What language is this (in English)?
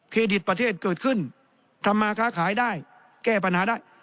Thai